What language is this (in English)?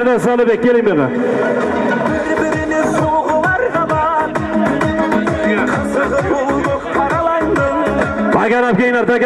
Turkish